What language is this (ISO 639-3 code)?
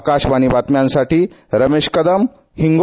mar